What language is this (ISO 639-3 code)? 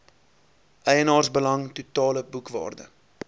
afr